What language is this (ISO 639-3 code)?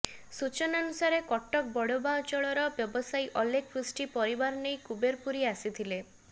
ori